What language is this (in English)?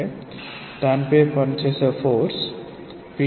Telugu